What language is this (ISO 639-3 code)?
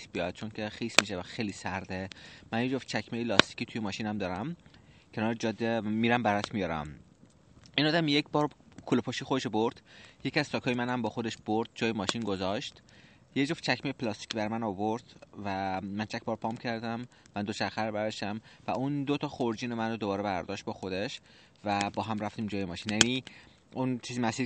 fas